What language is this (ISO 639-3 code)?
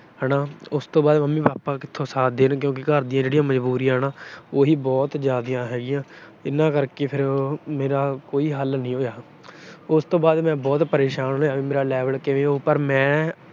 pan